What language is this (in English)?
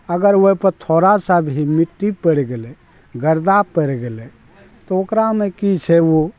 Maithili